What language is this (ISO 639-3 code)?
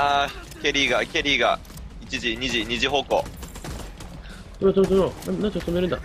jpn